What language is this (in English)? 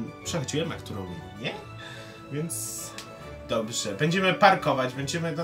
Polish